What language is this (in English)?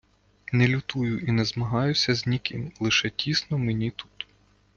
Ukrainian